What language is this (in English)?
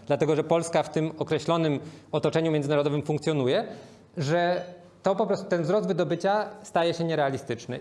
Polish